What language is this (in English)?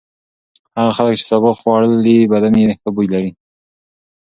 Pashto